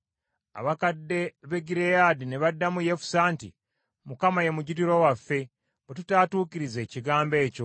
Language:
Ganda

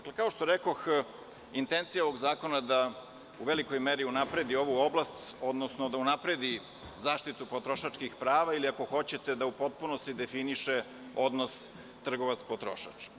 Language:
Serbian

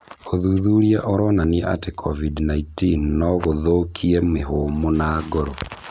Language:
Kikuyu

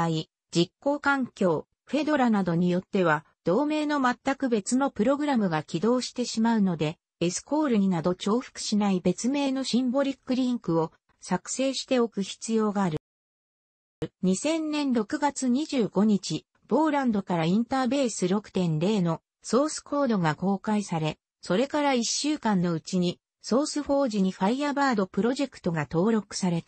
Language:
Japanese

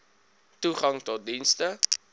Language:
Afrikaans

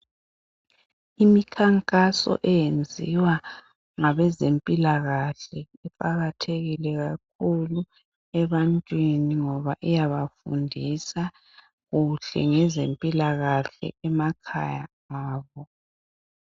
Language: North Ndebele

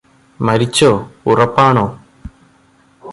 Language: Malayalam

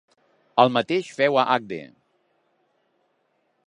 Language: Catalan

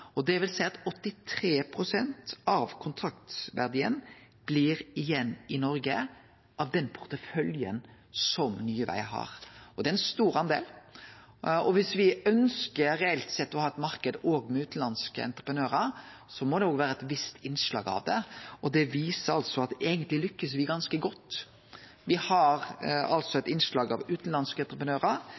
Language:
Norwegian Nynorsk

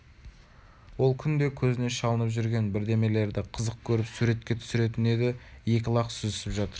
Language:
Kazakh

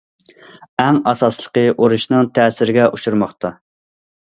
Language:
Uyghur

